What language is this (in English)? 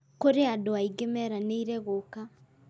Kikuyu